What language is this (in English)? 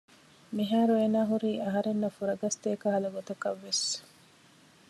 Divehi